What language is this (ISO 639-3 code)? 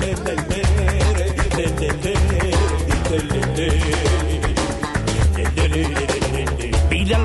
hun